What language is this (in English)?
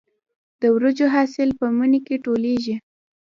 Pashto